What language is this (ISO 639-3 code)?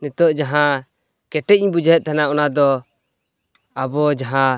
sat